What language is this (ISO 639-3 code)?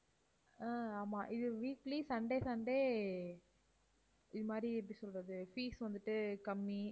tam